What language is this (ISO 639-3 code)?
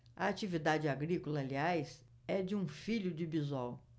por